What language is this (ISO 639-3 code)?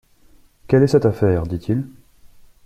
fra